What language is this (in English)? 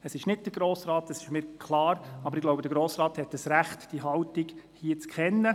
Swiss German